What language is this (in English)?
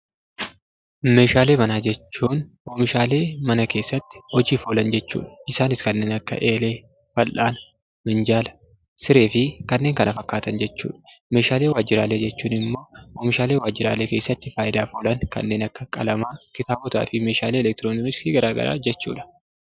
Oromo